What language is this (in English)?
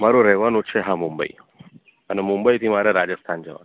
Gujarati